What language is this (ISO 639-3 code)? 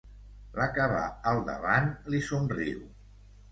cat